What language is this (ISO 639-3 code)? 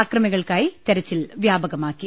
mal